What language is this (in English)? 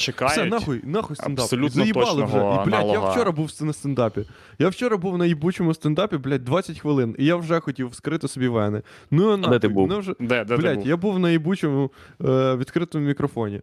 Ukrainian